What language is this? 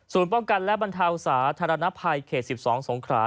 Thai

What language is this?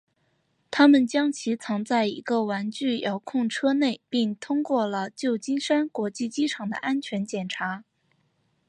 Chinese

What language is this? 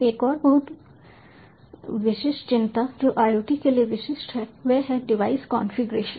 Hindi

